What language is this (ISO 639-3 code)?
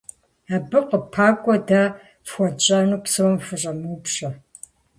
kbd